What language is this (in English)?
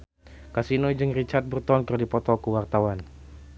Sundanese